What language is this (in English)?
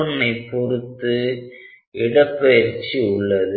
Tamil